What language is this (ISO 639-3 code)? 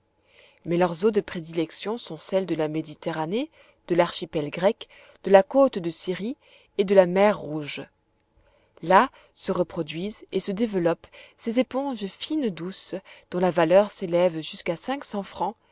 fra